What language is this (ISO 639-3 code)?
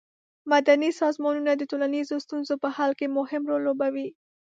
pus